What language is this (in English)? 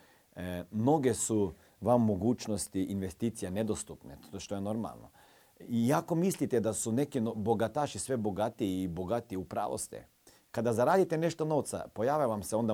Croatian